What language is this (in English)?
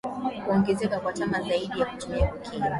Swahili